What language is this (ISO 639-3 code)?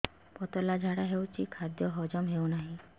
ori